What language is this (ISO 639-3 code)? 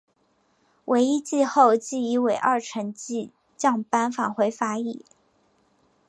zho